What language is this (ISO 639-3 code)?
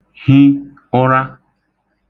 ibo